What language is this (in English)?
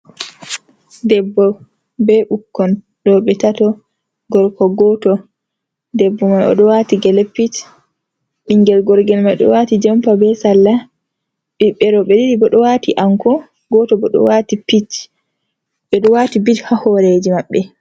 Fula